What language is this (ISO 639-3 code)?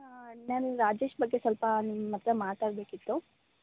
kan